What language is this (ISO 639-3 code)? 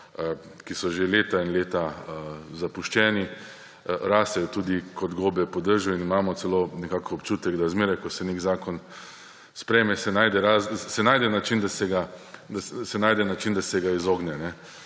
slv